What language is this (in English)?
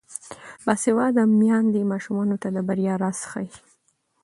Pashto